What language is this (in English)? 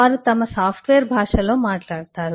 Telugu